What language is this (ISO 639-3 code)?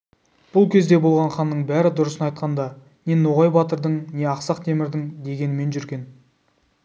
kaz